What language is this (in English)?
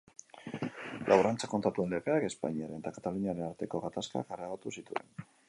Basque